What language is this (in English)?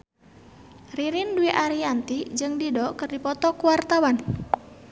Sundanese